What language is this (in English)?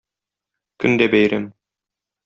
Tatar